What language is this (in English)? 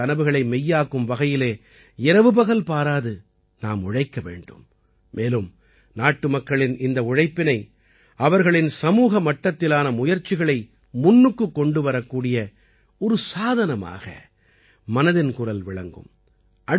Tamil